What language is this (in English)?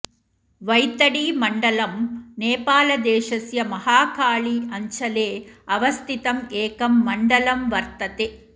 Sanskrit